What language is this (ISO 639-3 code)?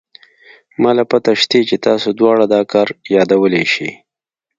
pus